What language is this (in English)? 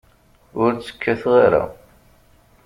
Kabyle